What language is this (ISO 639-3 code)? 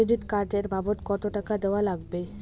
ben